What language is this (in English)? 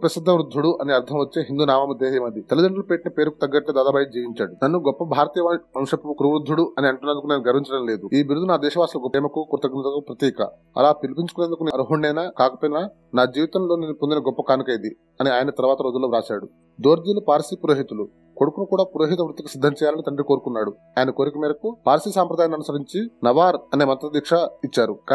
Telugu